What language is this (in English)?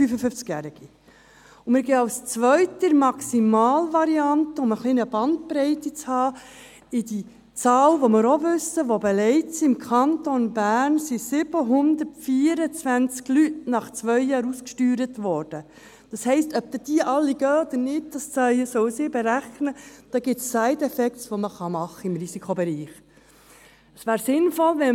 Swiss German